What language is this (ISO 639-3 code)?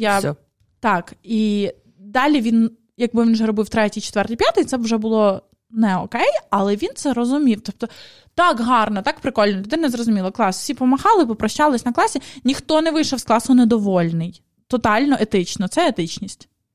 ukr